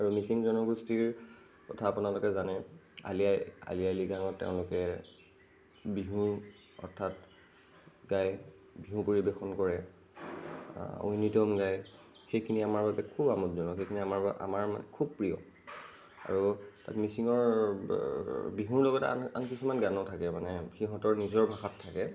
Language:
Assamese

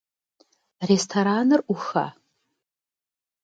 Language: Kabardian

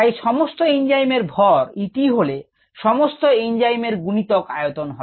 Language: Bangla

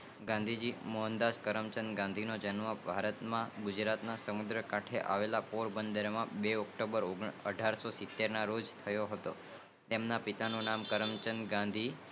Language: Gujarati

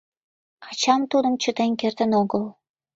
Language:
Mari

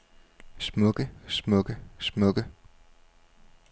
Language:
Danish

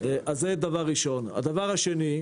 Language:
Hebrew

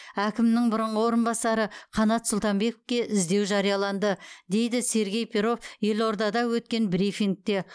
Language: Kazakh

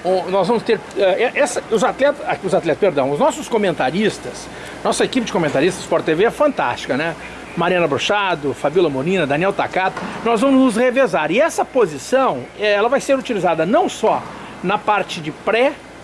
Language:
Portuguese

